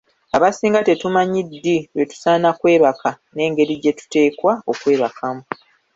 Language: Ganda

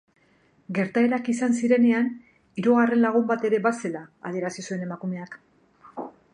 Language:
Basque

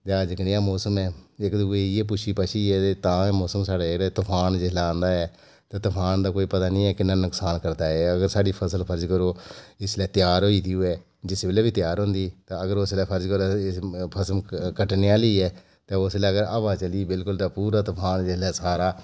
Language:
Dogri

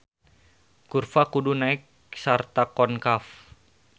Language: Sundanese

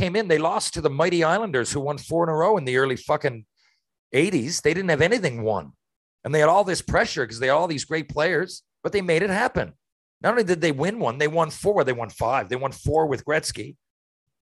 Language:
English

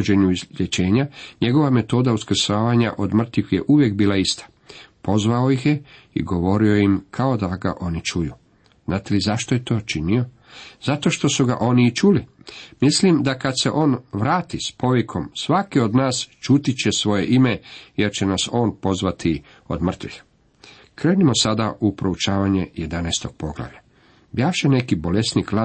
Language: Croatian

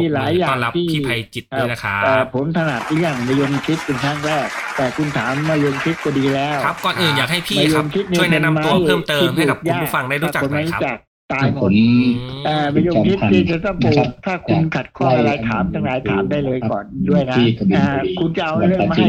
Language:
Thai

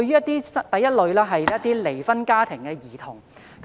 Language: Cantonese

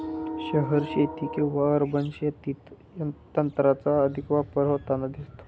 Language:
Marathi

